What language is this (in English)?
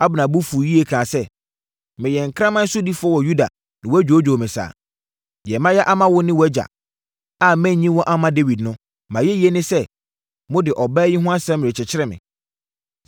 Akan